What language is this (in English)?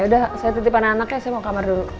Indonesian